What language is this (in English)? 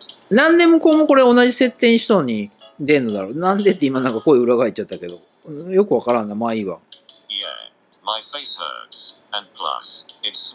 Japanese